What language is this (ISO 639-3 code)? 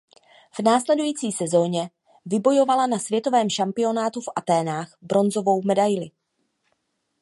ces